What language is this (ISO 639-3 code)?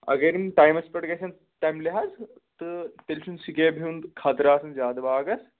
kas